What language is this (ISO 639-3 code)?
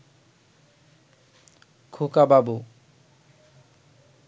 ben